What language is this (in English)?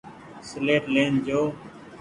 Goaria